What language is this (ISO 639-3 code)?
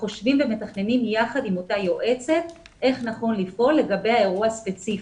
heb